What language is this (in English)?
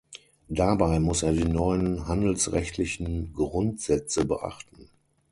German